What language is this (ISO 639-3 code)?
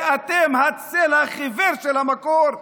heb